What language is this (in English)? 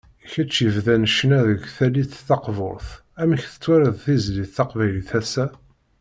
Kabyle